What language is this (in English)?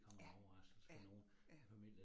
Danish